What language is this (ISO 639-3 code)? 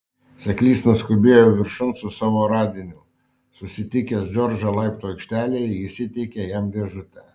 lit